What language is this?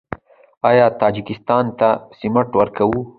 Pashto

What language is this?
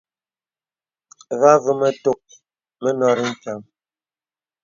Bebele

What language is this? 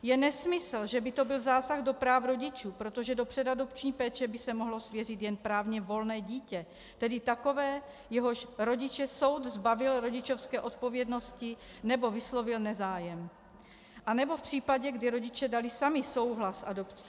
Czech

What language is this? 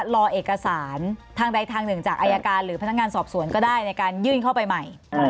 Thai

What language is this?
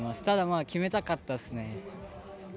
Japanese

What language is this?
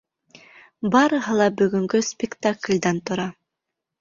Bashkir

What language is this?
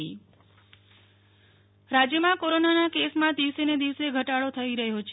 Gujarati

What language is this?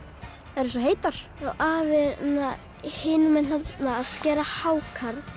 Icelandic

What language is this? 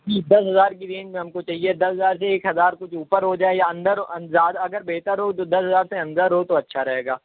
Urdu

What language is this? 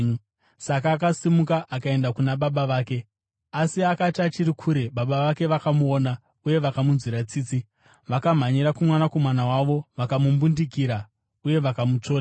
Shona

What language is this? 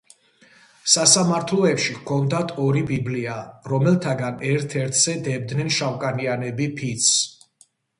Georgian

